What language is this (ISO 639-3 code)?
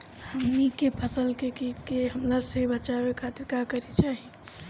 bho